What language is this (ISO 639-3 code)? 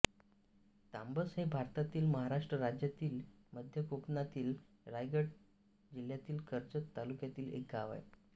mar